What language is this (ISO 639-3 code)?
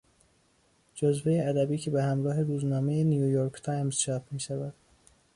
fas